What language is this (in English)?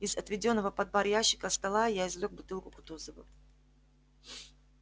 Russian